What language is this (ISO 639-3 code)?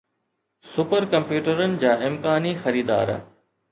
snd